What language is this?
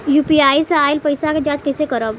Bhojpuri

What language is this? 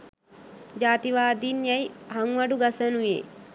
Sinhala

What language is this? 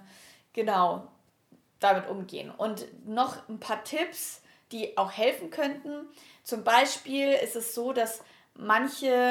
German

